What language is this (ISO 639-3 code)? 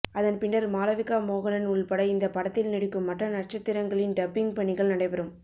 tam